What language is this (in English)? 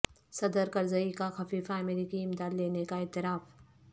Urdu